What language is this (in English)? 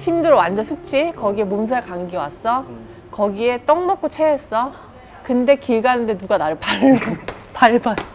Korean